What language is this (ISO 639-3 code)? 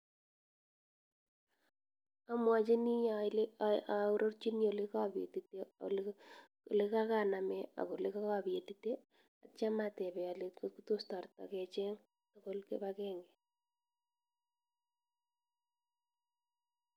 kln